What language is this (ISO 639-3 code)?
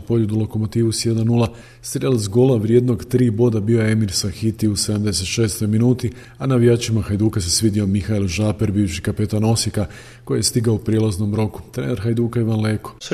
hrv